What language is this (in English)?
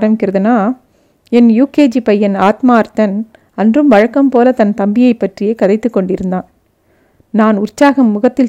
Tamil